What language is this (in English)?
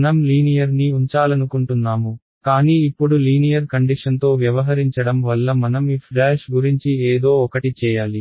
Telugu